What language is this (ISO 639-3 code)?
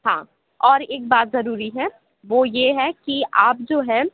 urd